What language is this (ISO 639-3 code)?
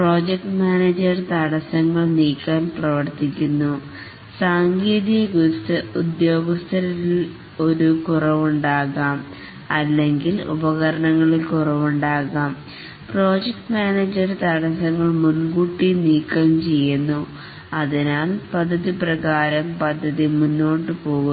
mal